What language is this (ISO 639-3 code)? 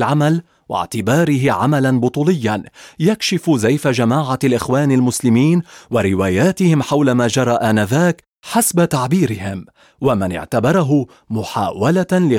ara